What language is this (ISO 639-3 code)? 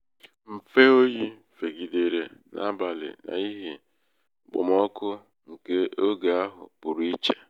ibo